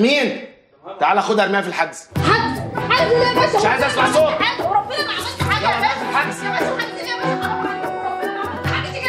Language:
Arabic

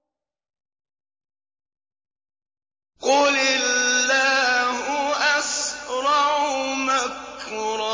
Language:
Arabic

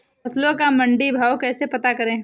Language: Hindi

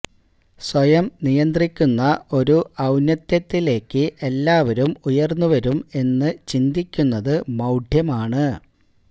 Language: Malayalam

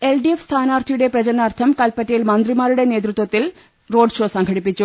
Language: Malayalam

